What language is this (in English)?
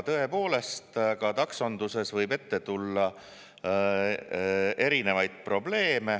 Estonian